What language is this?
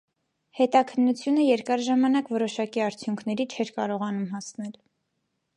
Armenian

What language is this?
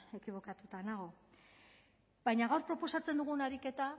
Basque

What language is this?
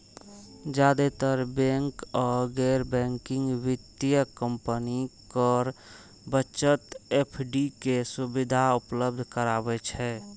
Maithili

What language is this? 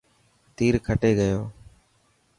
Dhatki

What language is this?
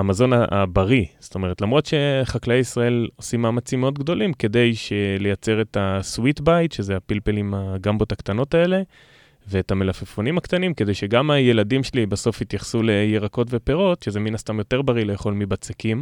Hebrew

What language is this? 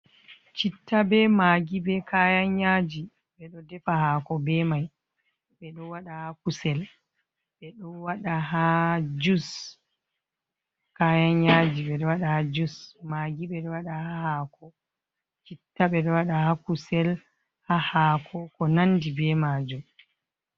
Fula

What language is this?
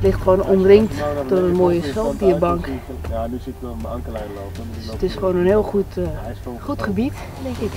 Dutch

